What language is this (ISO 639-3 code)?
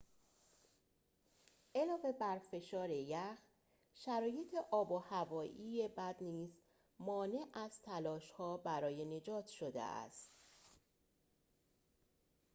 fas